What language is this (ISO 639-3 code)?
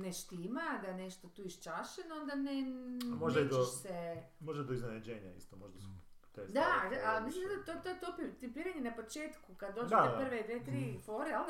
hrv